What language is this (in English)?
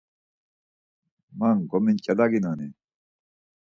Laz